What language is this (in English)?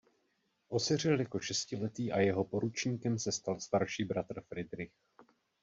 Czech